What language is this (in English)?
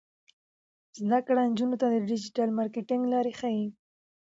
Pashto